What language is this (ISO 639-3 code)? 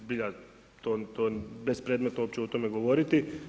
hrv